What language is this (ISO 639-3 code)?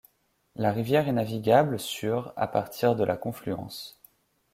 fra